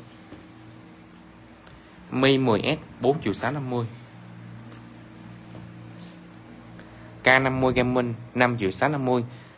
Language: Vietnamese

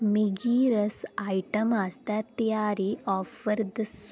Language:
Dogri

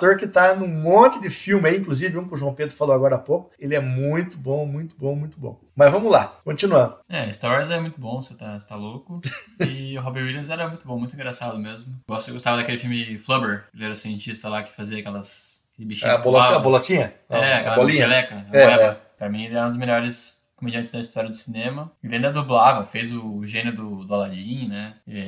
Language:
Portuguese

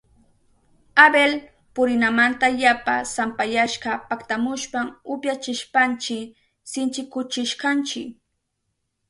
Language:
Southern Pastaza Quechua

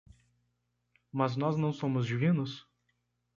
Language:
Portuguese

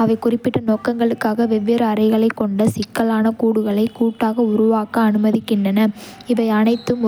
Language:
Kota (India)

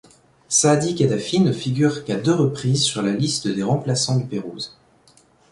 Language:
French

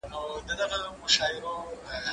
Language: Pashto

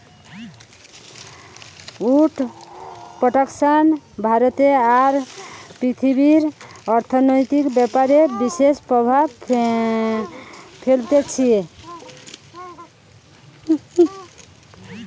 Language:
Bangla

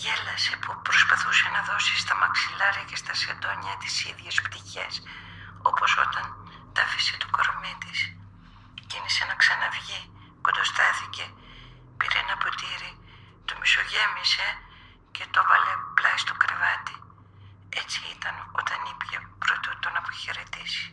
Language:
Greek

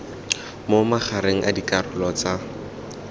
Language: Tswana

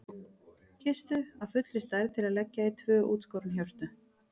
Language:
Icelandic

